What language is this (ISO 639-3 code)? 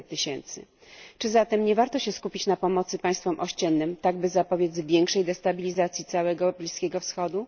pol